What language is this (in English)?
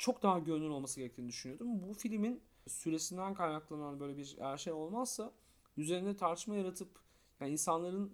Turkish